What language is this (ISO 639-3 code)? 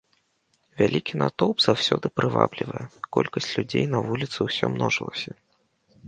bel